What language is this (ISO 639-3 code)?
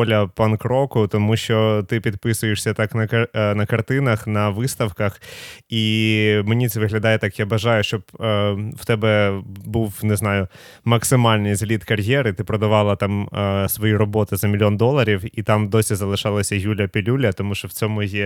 ukr